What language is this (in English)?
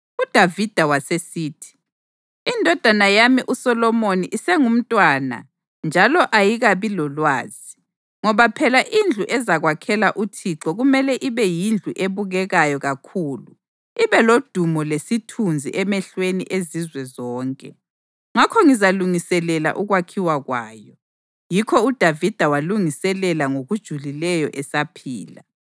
North Ndebele